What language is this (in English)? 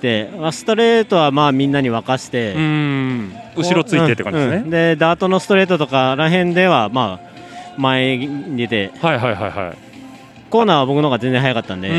Japanese